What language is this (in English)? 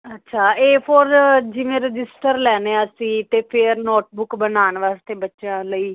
Punjabi